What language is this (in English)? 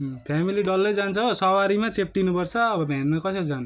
Nepali